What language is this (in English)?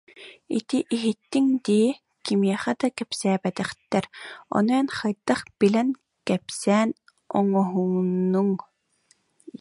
Yakut